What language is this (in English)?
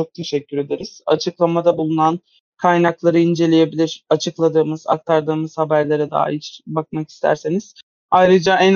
Turkish